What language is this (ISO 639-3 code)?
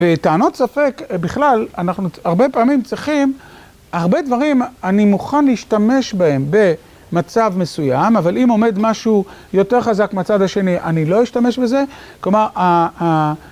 heb